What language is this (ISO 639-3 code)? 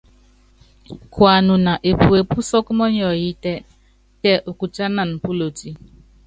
yav